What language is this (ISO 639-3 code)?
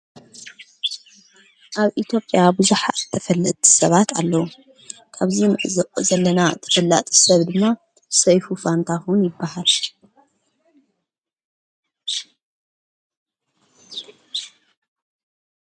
tir